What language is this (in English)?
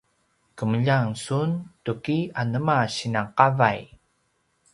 Paiwan